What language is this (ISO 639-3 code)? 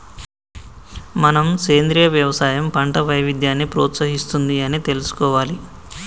tel